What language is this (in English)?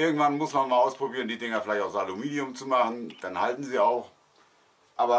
German